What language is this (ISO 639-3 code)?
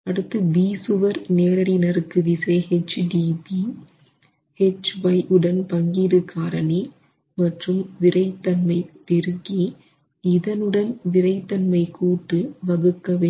tam